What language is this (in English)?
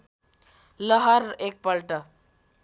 Nepali